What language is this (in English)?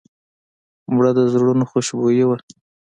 Pashto